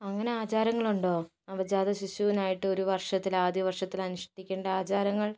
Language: Malayalam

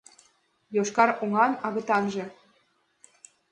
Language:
Mari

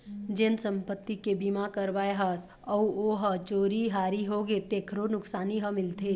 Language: Chhattisgarhi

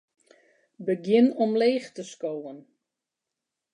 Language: Western Frisian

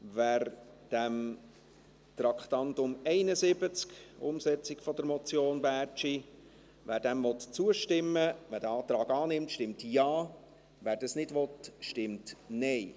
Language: Swiss German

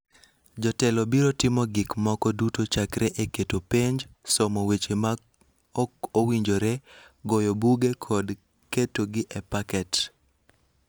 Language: Luo (Kenya and Tanzania)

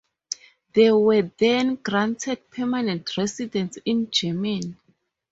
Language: English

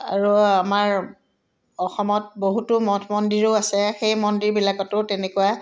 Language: Assamese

